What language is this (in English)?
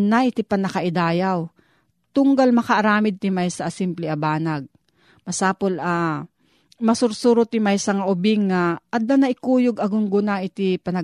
Filipino